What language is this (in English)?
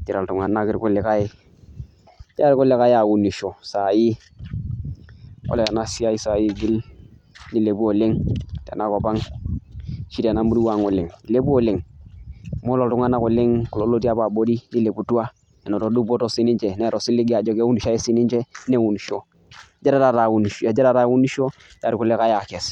Masai